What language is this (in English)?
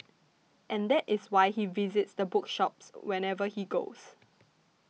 English